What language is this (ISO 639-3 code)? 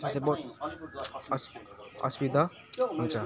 nep